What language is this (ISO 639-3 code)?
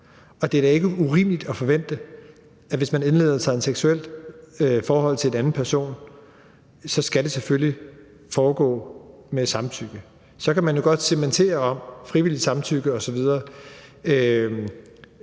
dan